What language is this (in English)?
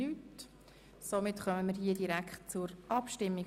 Swiss German